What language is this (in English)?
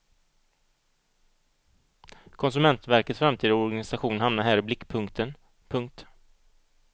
Swedish